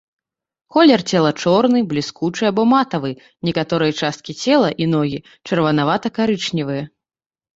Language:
Belarusian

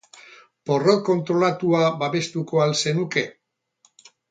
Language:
Basque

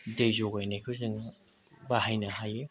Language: Bodo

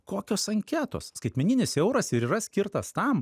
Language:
Lithuanian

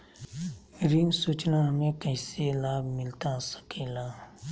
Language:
Magahi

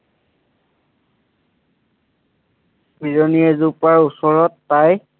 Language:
Assamese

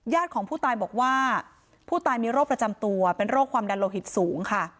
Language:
Thai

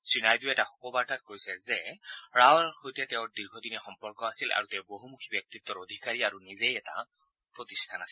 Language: Assamese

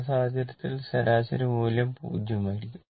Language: Malayalam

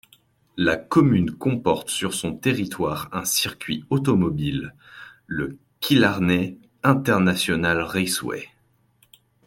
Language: French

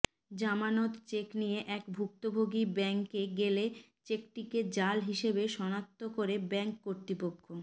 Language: Bangla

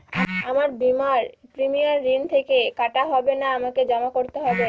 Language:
Bangla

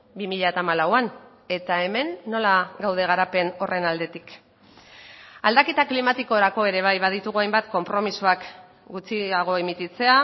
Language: Basque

